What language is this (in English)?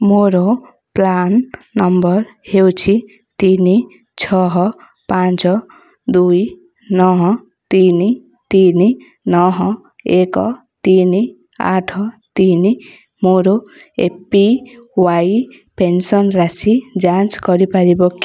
Odia